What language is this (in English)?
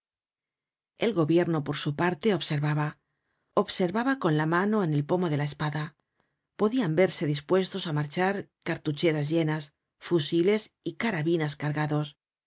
Spanish